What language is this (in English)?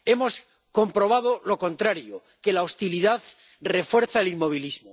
Spanish